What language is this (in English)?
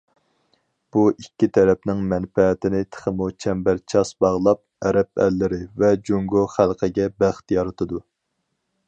Uyghur